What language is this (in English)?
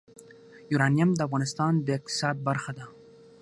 Pashto